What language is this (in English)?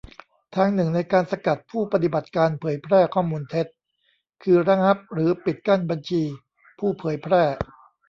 Thai